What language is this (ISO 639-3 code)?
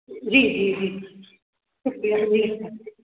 snd